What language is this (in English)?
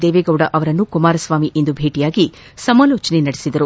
Kannada